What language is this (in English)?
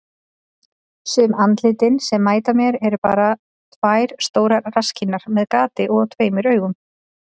Icelandic